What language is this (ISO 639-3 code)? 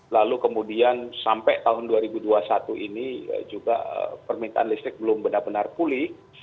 ind